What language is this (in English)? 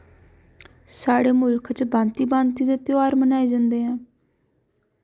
Dogri